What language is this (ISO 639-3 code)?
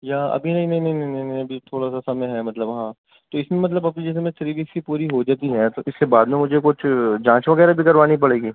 urd